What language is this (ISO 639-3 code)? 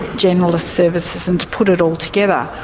eng